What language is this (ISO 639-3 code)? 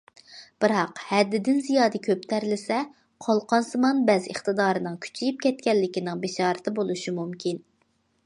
uig